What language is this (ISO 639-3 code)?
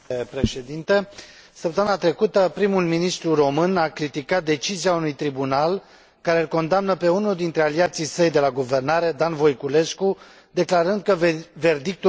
ron